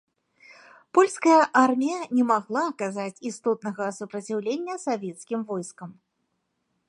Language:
Belarusian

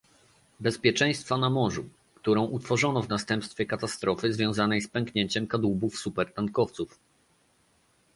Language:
Polish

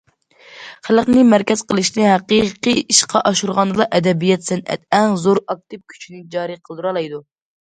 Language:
Uyghur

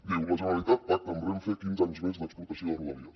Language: Catalan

